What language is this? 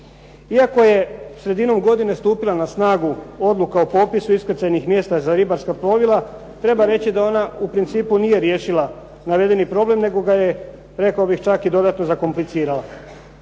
Croatian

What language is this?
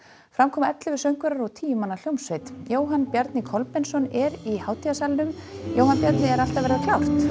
Icelandic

